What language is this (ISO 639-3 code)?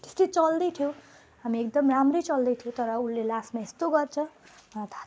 nep